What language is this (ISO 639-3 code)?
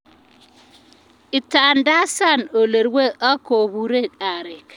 kln